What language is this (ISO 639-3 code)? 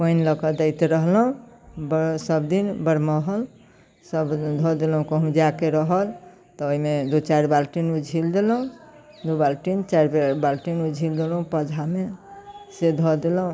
mai